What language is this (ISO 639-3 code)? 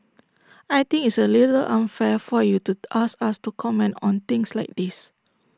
eng